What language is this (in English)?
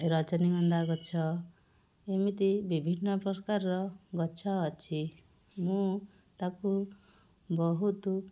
Odia